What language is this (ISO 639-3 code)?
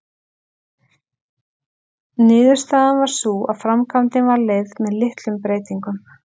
isl